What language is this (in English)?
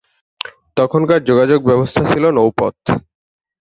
Bangla